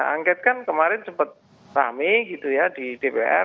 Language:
Indonesian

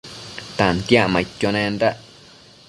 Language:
Matsés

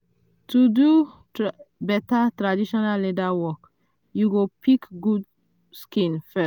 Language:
Nigerian Pidgin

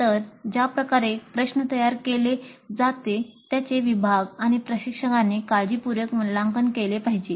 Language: Marathi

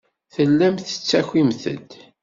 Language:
Kabyle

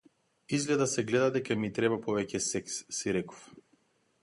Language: Macedonian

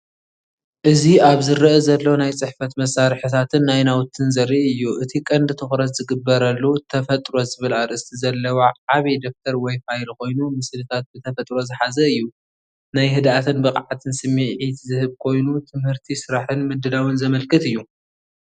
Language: Tigrinya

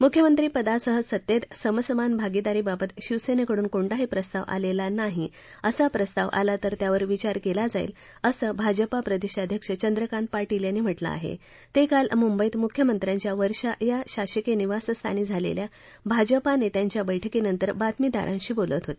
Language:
Marathi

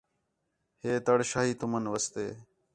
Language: Khetrani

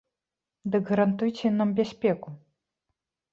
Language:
Belarusian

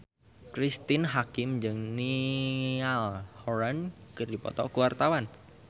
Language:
Sundanese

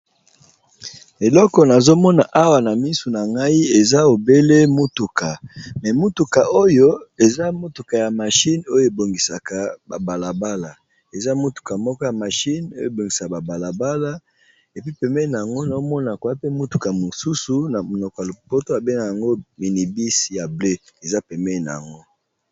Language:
Lingala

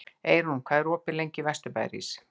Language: Icelandic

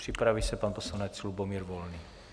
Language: Czech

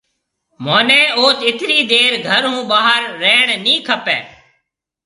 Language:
Marwari (Pakistan)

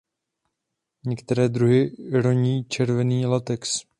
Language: Czech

